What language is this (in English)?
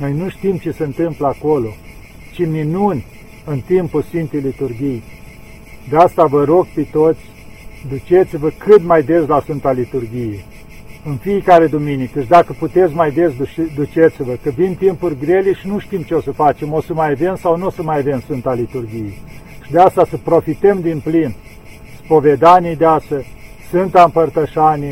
Romanian